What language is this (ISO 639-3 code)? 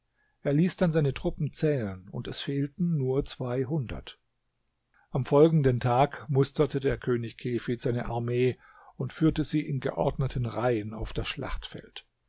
deu